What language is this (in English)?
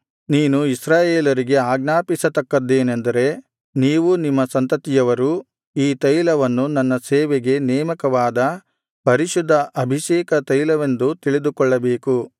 Kannada